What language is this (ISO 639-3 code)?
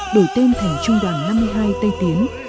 vie